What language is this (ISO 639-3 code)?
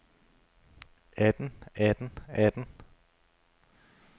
dan